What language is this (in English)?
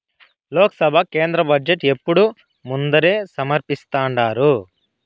Telugu